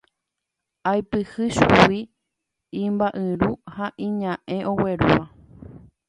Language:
Guarani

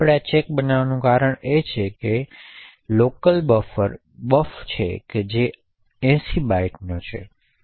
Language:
Gujarati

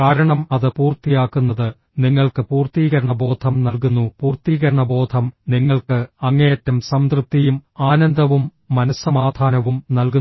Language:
Malayalam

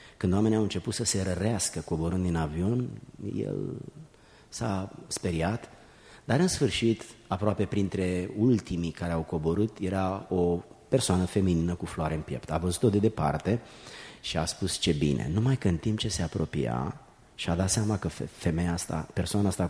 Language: Romanian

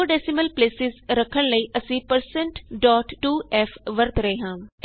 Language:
Punjabi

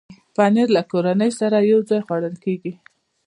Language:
Pashto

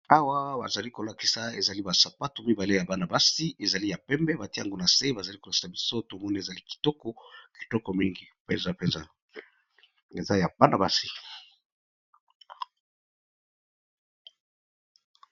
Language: Lingala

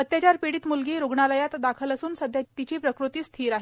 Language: Marathi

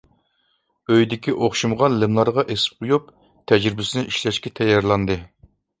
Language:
Uyghur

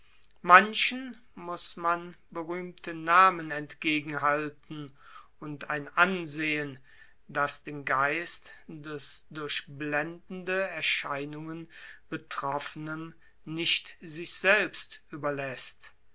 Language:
German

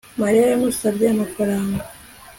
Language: Kinyarwanda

